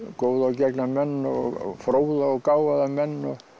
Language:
Icelandic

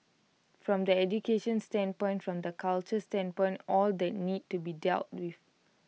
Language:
English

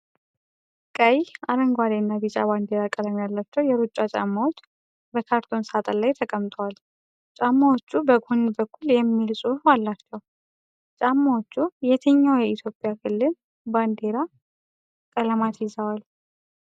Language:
Amharic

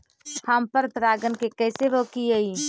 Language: Magahi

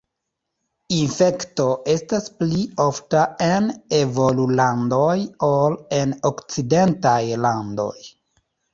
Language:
Esperanto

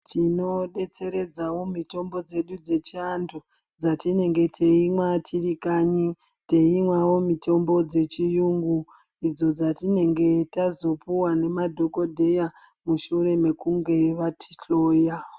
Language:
Ndau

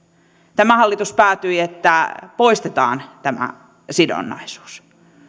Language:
Finnish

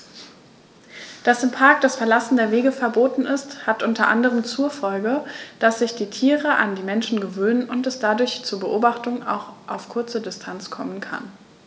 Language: German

